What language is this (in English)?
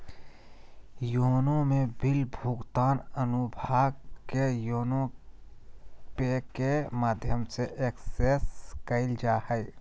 Magahi